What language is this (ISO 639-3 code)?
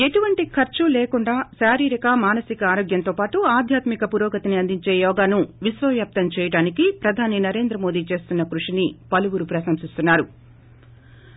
tel